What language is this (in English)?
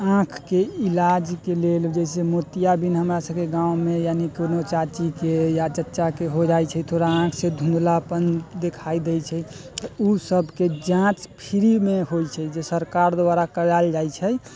Maithili